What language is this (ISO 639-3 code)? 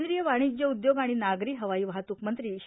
mar